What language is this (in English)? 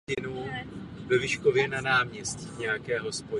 Czech